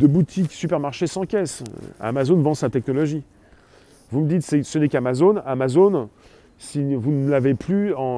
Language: French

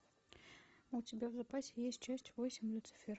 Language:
Russian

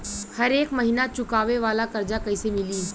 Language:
Bhojpuri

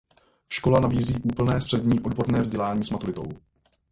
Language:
Czech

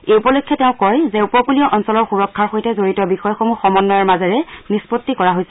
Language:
Assamese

